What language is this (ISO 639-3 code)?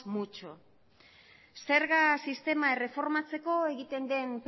eus